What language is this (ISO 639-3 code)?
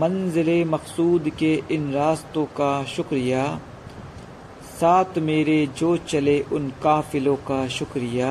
hin